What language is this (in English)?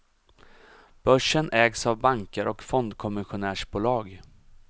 Swedish